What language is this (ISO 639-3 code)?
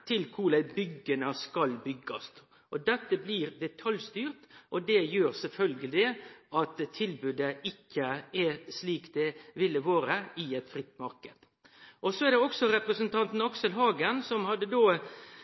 nno